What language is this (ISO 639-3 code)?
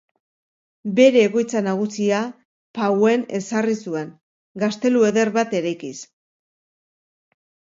eus